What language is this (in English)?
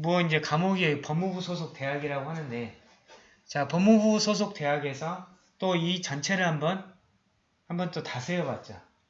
Korean